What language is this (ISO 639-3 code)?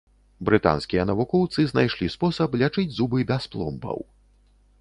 bel